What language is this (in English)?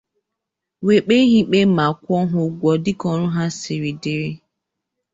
Igbo